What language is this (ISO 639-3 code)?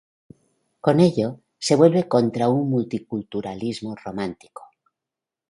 spa